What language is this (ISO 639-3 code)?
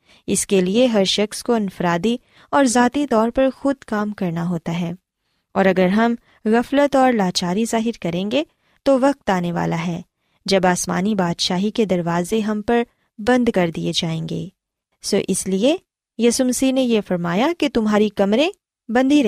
urd